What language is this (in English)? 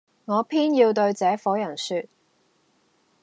Cantonese